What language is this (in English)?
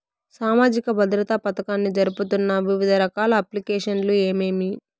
Telugu